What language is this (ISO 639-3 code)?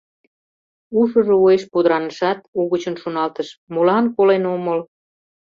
chm